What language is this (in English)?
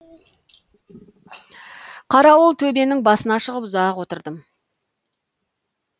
Kazakh